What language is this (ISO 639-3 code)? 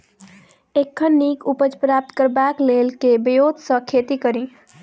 mai